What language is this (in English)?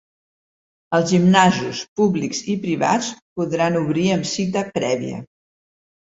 Catalan